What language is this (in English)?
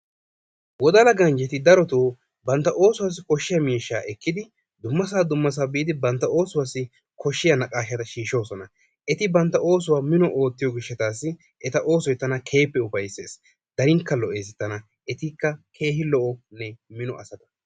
Wolaytta